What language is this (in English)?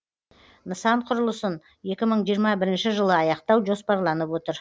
Kazakh